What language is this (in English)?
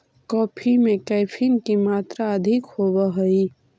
Magahi